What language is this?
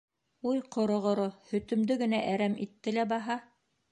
Bashkir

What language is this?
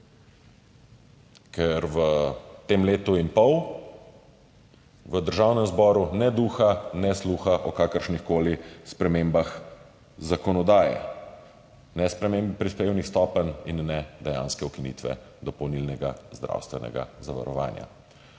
Slovenian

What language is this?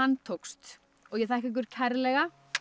Icelandic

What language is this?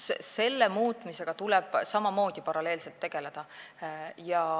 Estonian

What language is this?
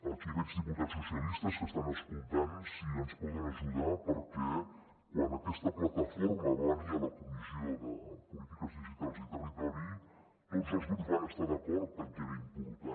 Catalan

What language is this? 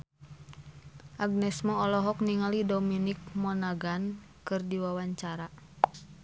Sundanese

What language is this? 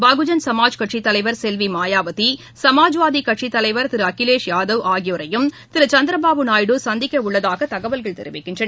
Tamil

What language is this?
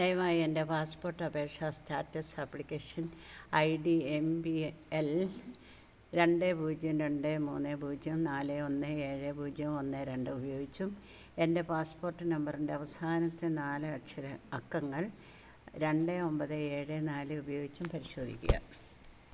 Malayalam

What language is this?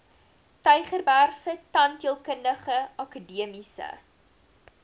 Afrikaans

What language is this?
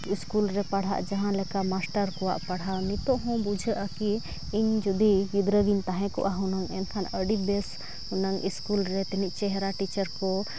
Santali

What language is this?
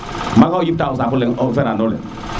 Serer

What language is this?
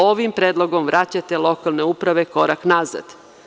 Serbian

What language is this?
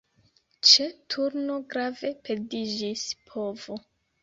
Esperanto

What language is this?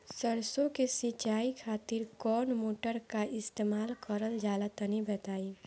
Bhojpuri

